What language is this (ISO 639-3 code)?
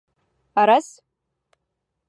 bak